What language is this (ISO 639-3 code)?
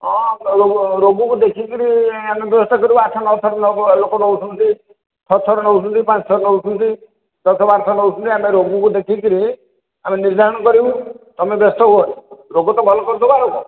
ori